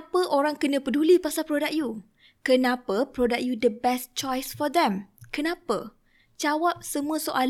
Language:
Malay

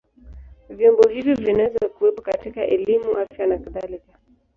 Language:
Swahili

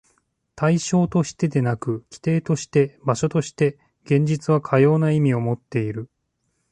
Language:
Japanese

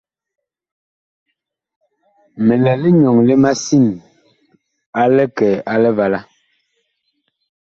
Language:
Bakoko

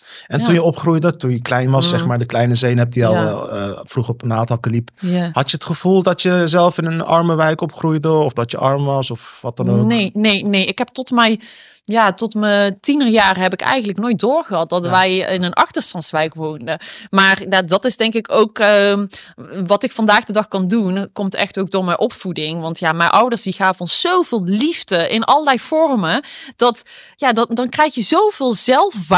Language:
Dutch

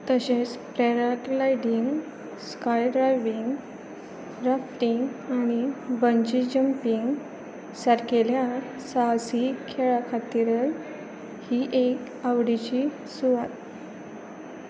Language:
Konkani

